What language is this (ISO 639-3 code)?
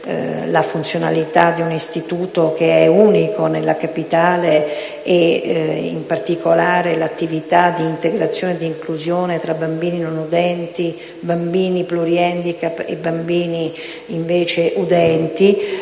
ita